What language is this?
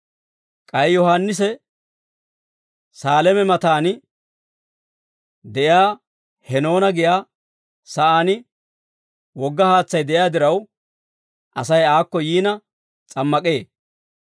Dawro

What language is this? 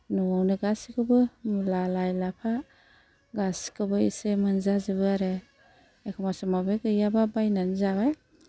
Bodo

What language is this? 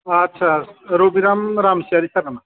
Bodo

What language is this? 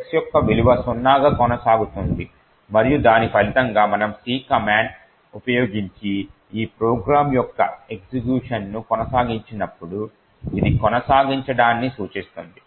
Telugu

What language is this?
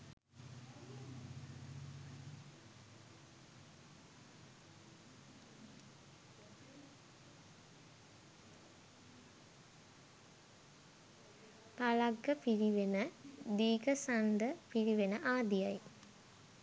Sinhala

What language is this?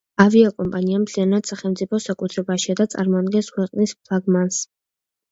Georgian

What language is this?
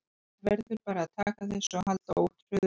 Icelandic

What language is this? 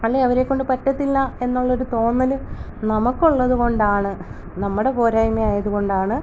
Malayalam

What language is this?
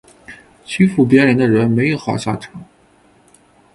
Chinese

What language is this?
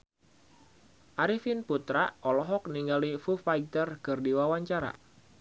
Sundanese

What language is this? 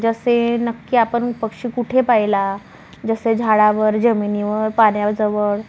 Marathi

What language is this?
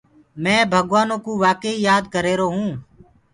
Gurgula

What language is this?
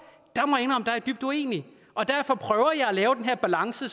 Danish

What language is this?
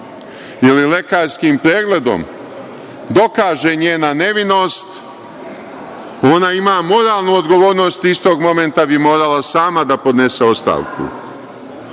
Serbian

